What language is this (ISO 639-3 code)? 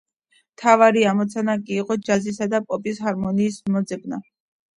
kat